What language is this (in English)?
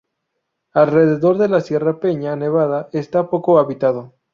Spanish